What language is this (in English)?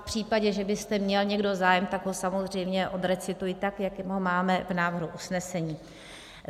Czech